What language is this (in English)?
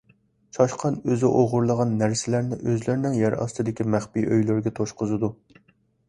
Uyghur